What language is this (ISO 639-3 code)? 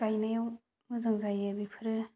brx